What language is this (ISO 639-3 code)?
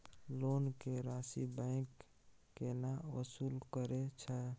mai